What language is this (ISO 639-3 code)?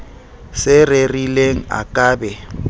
sot